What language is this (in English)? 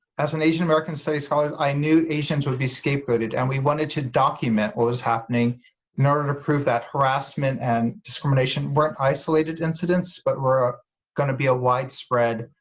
English